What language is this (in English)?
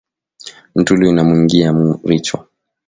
Swahili